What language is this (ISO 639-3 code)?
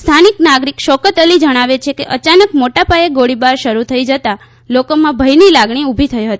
guj